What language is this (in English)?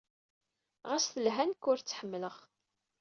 Kabyle